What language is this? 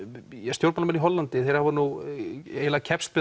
Icelandic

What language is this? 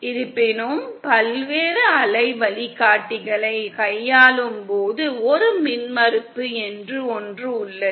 Tamil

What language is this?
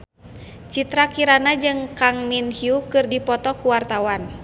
Sundanese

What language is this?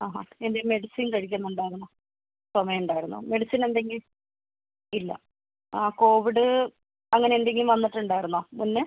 Malayalam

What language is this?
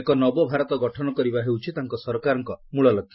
Odia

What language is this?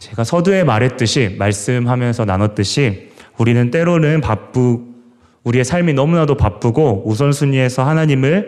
Korean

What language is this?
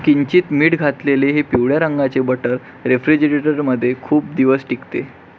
Marathi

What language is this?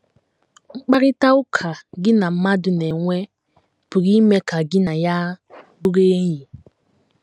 Igbo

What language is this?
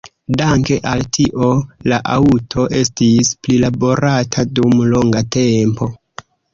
Esperanto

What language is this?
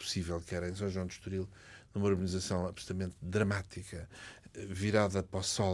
Portuguese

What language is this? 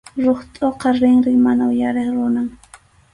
Arequipa-La Unión Quechua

